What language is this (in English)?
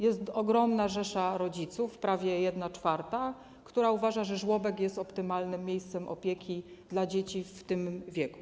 Polish